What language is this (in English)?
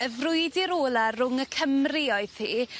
Welsh